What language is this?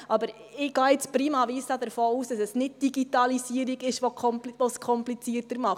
Swiss German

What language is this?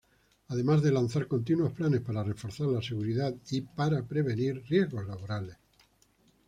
Spanish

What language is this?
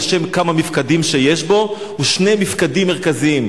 Hebrew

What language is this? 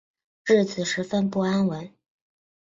Chinese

